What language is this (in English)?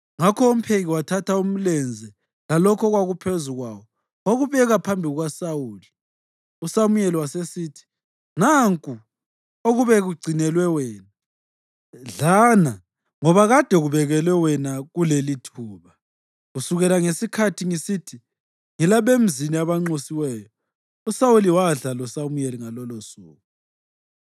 North Ndebele